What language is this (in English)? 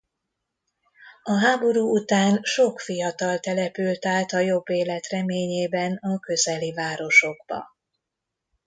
Hungarian